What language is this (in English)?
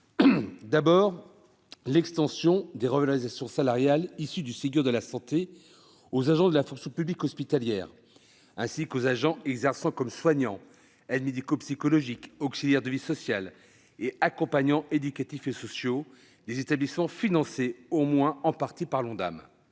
French